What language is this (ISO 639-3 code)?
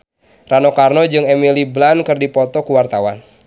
sun